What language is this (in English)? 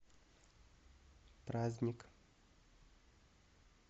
Russian